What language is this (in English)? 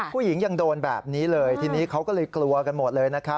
Thai